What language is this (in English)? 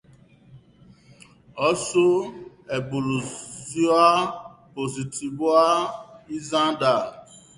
Basque